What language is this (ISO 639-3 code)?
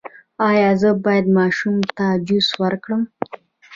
pus